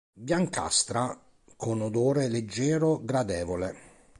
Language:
Italian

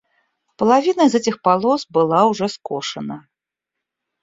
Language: Russian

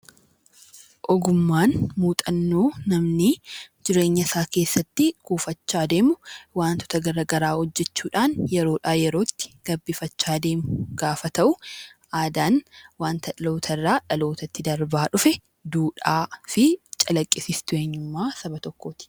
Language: Oromo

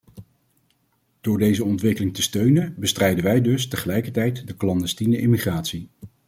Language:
Dutch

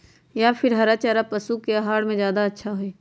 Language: Magahi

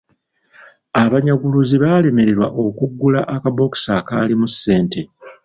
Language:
Ganda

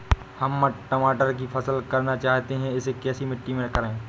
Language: Hindi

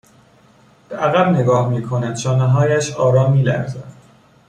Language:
Persian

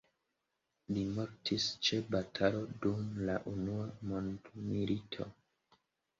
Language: Esperanto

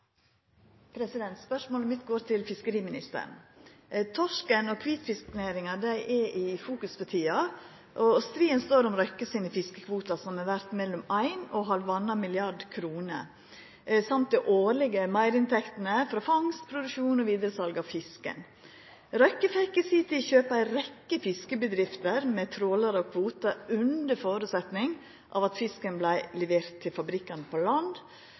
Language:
Norwegian Nynorsk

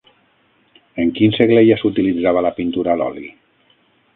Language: Catalan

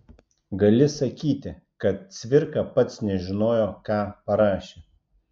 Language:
Lithuanian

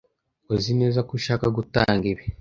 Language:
Kinyarwanda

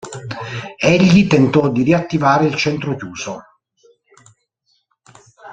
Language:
Italian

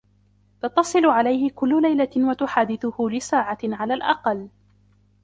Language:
Arabic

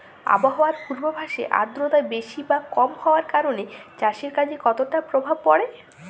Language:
Bangla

